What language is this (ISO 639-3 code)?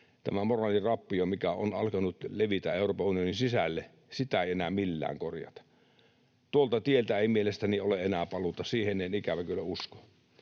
fin